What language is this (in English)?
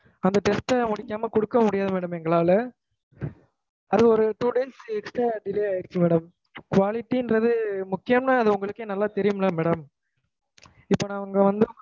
Tamil